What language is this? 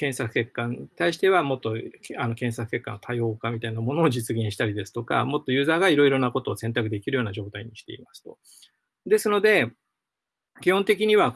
Japanese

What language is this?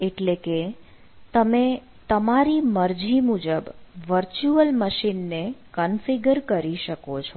Gujarati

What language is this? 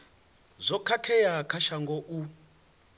Venda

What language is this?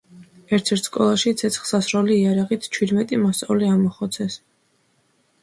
Georgian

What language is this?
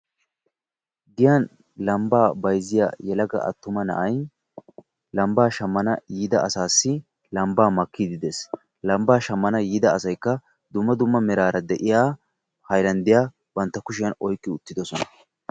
Wolaytta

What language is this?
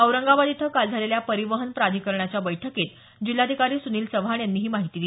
Marathi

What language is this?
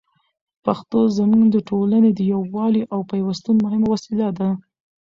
Pashto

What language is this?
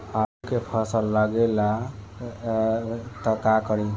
Bhojpuri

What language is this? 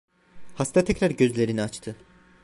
Turkish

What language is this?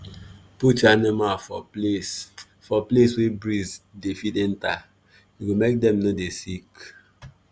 Nigerian Pidgin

